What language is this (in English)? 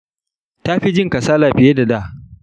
Hausa